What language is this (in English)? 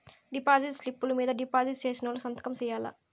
Telugu